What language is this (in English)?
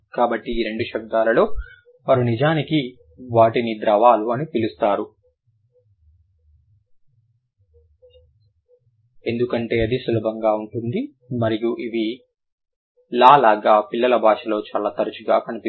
Telugu